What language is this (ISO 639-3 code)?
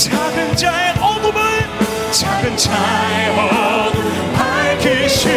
kor